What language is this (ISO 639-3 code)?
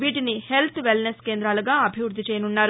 tel